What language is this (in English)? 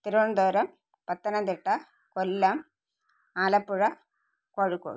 Malayalam